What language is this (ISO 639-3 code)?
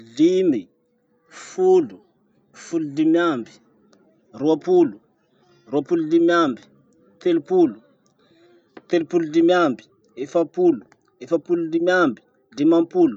msh